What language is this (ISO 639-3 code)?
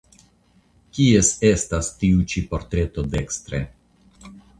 epo